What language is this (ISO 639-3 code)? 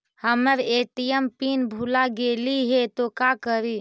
mag